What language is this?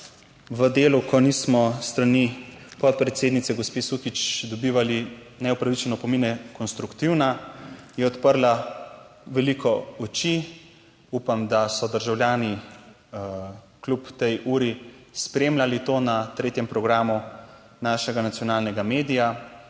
Slovenian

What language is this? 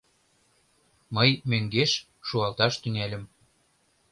Mari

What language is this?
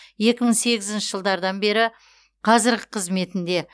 Kazakh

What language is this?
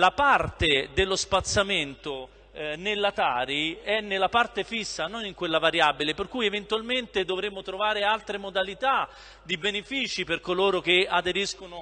Italian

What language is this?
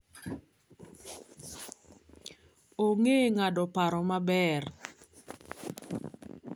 Luo (Kenya and Tanzania)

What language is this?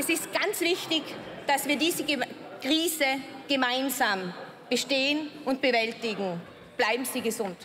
German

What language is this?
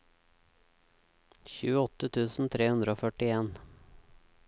Norwegian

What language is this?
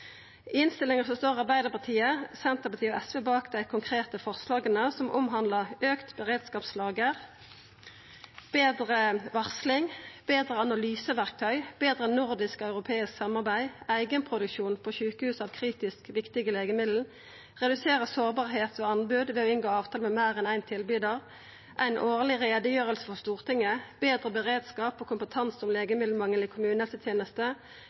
Norwegian Nynorsk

